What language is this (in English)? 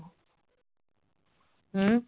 Punjabi